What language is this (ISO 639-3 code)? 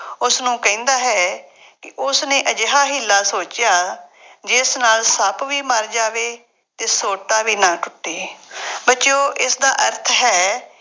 pan